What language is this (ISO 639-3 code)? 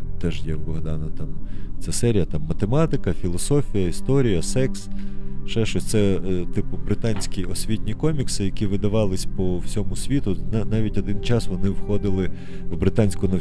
ukr